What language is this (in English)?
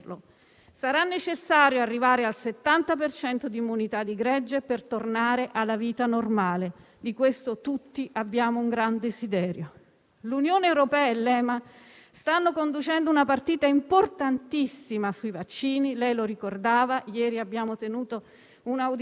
Italian